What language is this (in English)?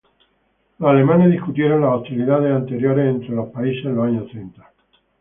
Spanish